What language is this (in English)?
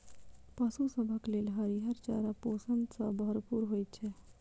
Maithili